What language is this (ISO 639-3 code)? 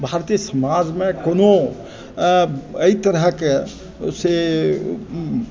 mai